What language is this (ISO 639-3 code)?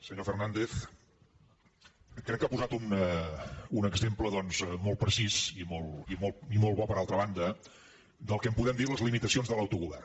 cat